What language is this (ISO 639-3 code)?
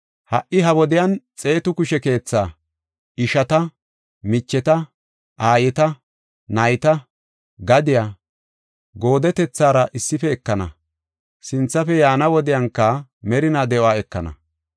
gof